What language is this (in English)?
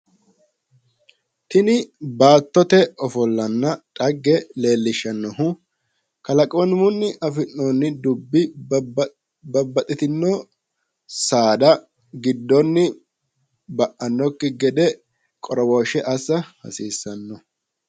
Sidamo